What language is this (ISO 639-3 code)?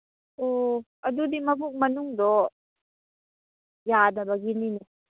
mni